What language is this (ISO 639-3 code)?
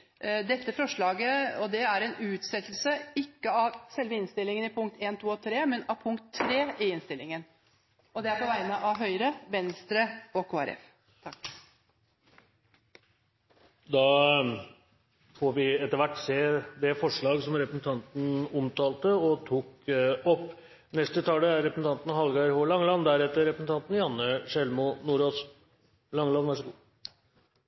nor